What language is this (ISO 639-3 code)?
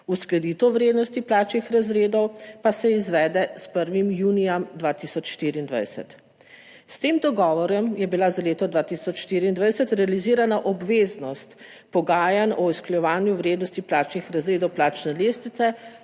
slv